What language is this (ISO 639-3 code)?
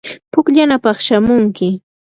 qur